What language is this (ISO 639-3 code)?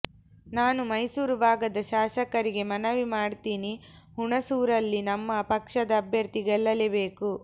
kan